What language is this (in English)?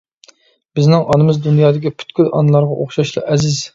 Uyghur